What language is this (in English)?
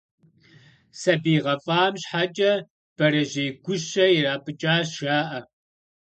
Kabardian